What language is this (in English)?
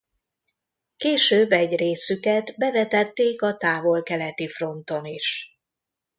Hungarian